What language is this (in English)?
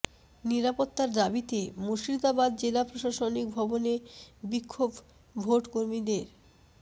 Bangla